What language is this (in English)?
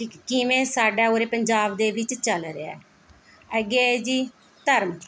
Punjabi